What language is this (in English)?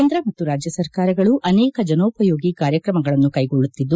Kannada